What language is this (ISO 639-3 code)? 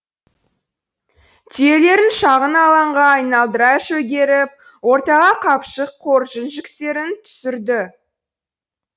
kaz